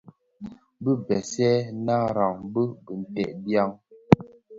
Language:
Bafia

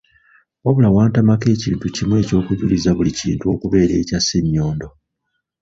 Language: Ganda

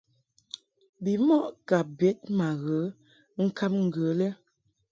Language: Mungaka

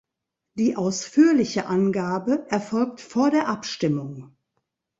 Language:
German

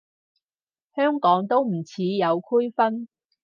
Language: Cantonese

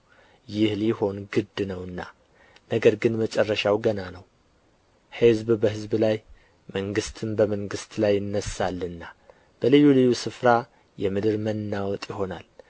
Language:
Amharic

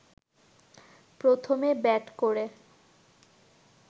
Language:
Bangla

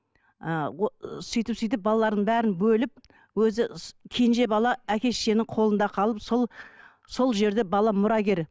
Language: Kazakh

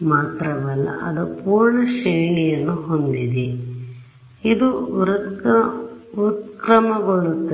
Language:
Kannada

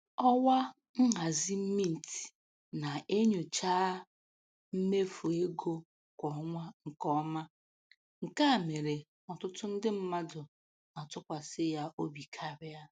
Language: Igbo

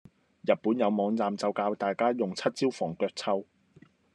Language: Cantonese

